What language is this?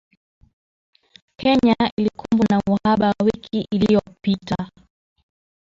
Swahili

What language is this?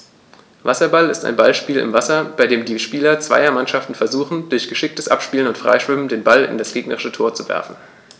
German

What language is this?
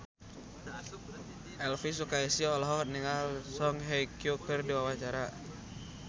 Sundanese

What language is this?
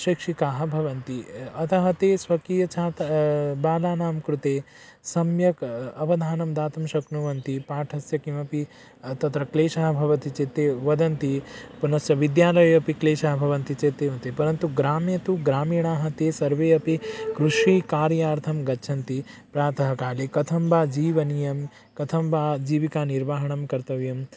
Sanskrit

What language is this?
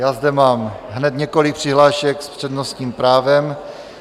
Czech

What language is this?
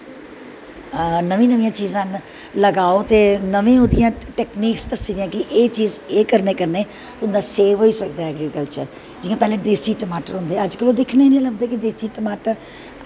Dogri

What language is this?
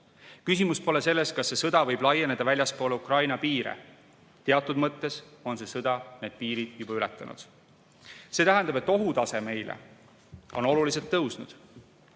Estonian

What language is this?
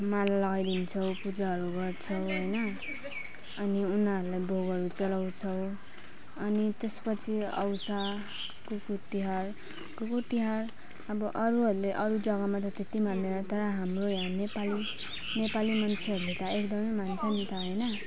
Nepali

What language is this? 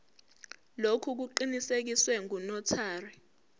Zulu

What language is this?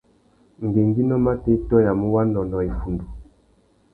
Tuki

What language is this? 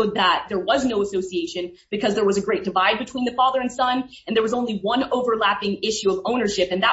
English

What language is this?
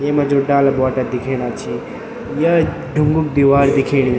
Garhwali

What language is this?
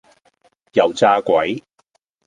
Cantonese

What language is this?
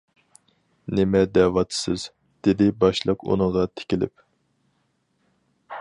Uyghur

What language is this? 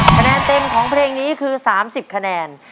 Thai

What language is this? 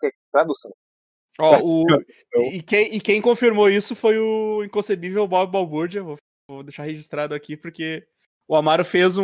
Portuguese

